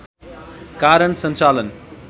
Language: Nepali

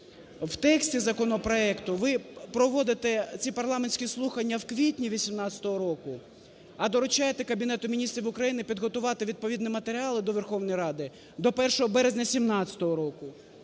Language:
Ukrainian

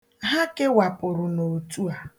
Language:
Igbo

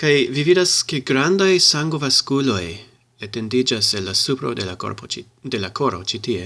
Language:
Esperanto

